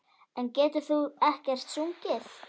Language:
Icelandic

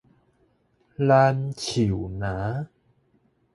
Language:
Min Nan Chinese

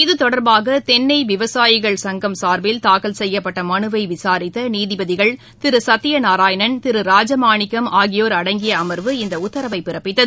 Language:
Tamil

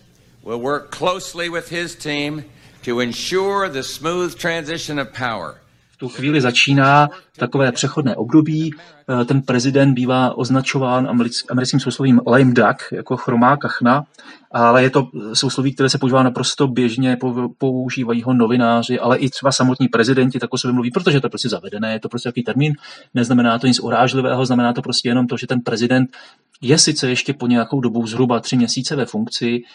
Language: Czech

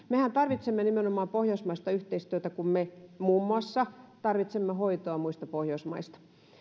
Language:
Finnish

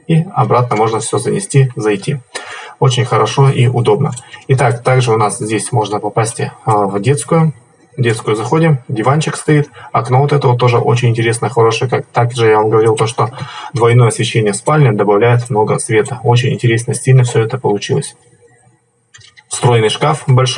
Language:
Russian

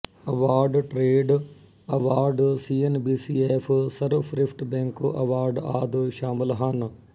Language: Punjabi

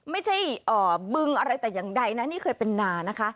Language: Thai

